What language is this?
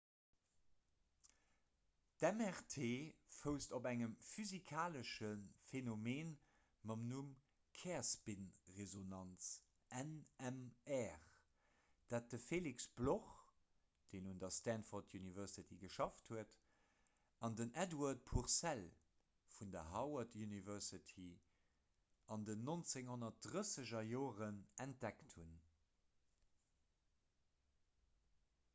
Luxembourgish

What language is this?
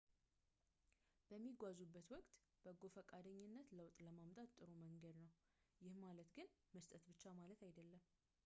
Amharic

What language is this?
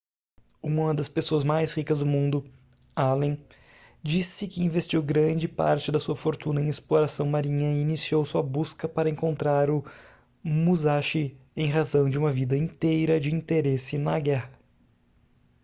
Portuguese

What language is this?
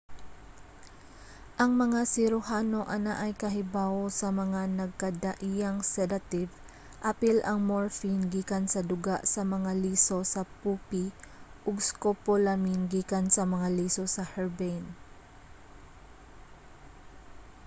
Cebuano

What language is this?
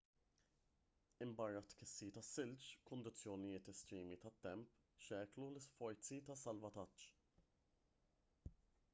Maltese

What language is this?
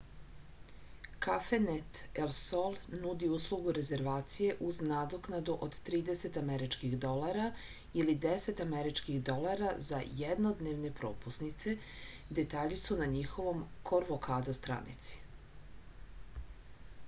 Serbian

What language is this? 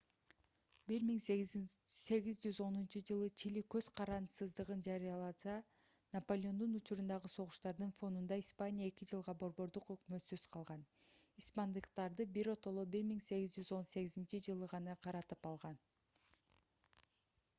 Kyrgyz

